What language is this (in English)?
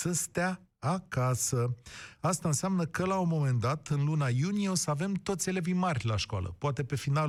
Romanian